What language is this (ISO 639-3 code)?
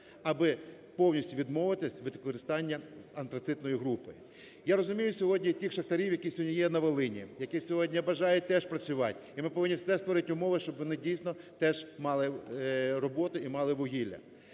ukr